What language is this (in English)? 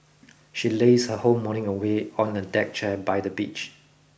English